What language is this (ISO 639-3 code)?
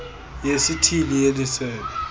xho